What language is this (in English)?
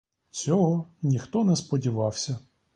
Ukrainian